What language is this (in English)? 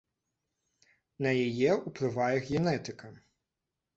Belarusian